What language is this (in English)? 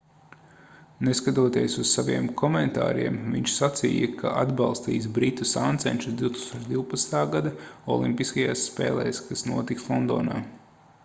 Latvian